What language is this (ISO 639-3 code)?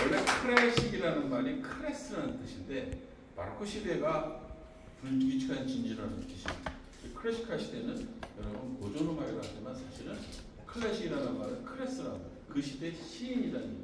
kor